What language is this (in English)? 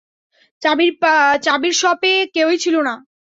Bangla